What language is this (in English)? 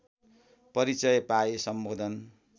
Nepali